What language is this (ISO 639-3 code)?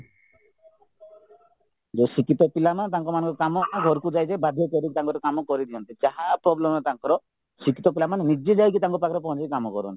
ori